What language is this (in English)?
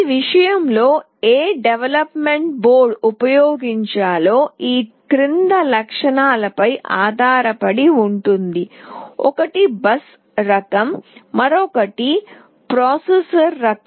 Telugu